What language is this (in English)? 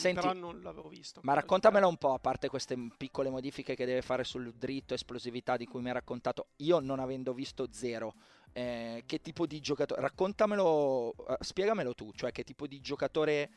Italian